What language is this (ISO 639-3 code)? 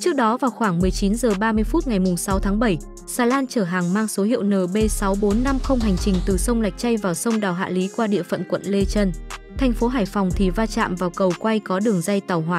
vie